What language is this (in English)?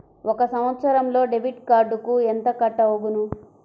Telugu